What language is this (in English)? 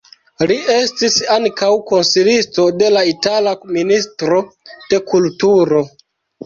Esperanto